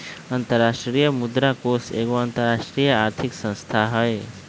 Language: Magahi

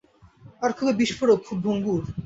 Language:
Bangla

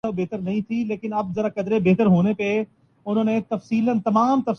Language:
Urdu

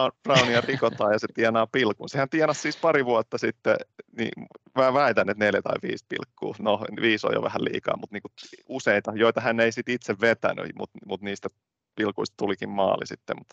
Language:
Finnish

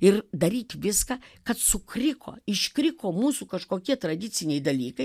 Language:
Lithuanian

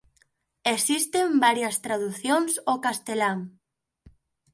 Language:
Galician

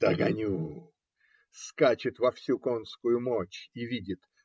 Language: Russian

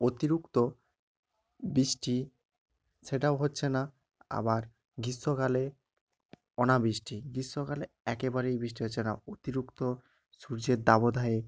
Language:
Bangla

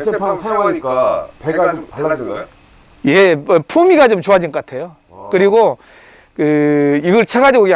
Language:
Korean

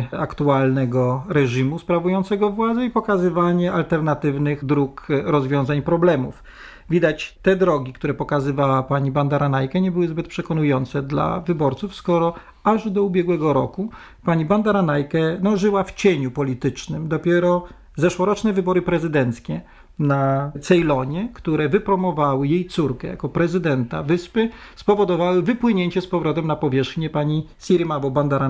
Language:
Polish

